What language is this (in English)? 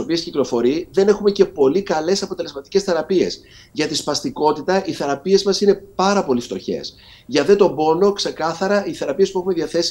Greek